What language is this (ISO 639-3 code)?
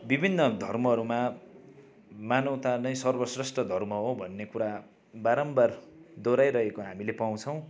nep